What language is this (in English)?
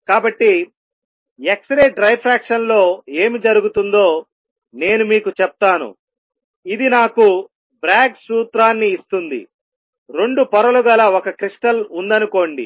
Telugu